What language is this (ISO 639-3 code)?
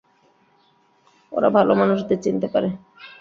ben